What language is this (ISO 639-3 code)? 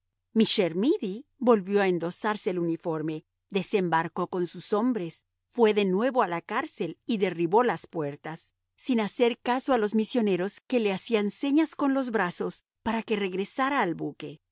spa